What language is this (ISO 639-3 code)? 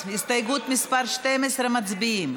heb